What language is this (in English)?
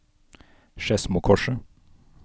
Norwegian